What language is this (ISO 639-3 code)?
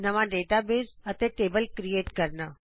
pan